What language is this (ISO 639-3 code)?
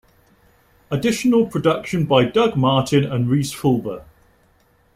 eng